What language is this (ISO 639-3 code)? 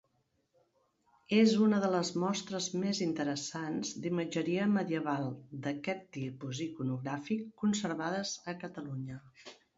cat